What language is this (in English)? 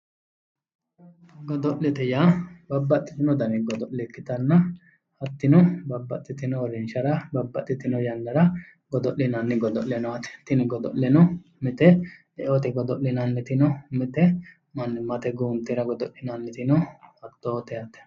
Sidamo